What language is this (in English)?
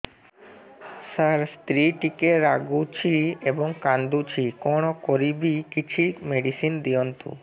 Odia